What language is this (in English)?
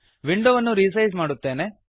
Kannada